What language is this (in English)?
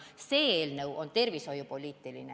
Estonian